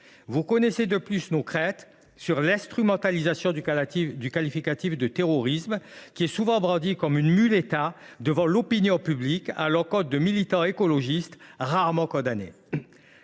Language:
French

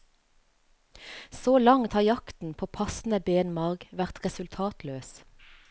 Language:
Norwegian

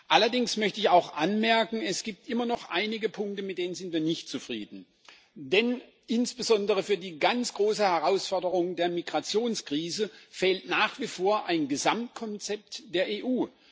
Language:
German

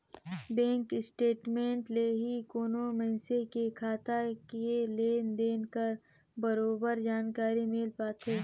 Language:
Chhattisgarhi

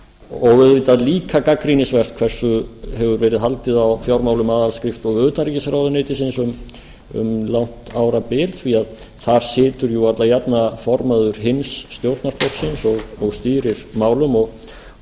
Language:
Icelandic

